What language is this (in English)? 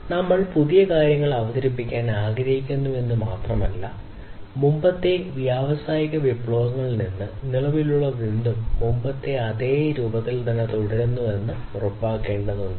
Malayalam